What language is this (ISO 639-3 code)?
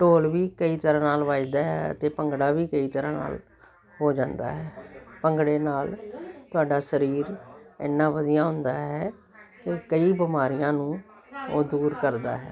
pan